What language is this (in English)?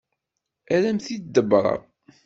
Kabyle